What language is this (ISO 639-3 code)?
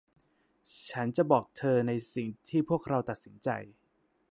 tha